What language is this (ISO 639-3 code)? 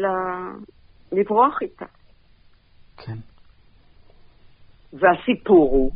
heb